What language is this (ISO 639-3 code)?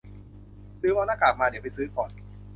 tha